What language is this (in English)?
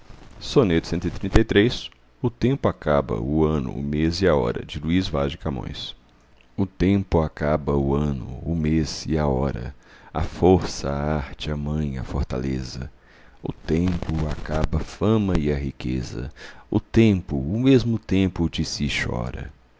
Portuguese